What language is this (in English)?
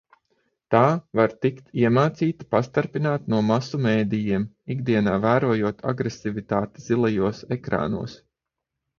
Latvian